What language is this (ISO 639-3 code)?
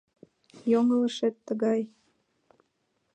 chm